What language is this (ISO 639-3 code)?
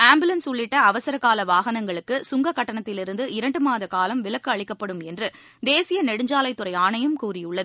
tam